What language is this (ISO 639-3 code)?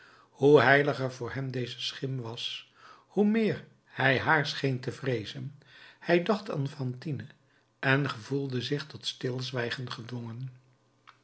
nld